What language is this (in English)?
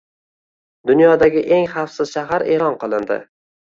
Uzbek